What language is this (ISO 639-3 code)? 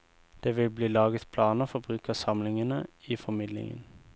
nor